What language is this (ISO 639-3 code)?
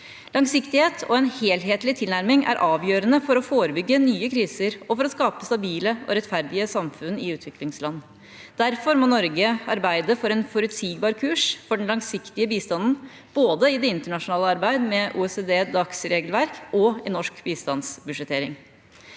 nor